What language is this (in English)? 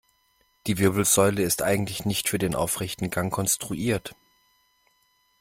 German